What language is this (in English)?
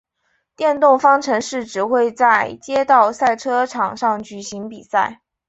Chinese